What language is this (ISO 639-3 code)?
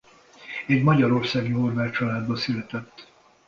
hun